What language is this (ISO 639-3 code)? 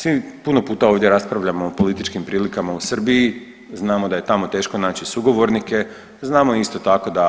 hrv